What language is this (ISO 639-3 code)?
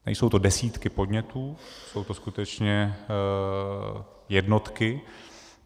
ces